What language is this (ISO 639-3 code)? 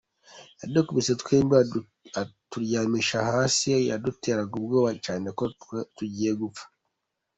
kin